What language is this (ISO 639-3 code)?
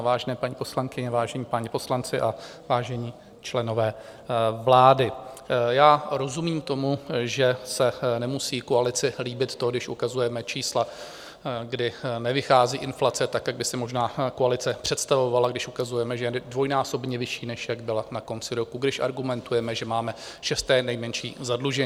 ces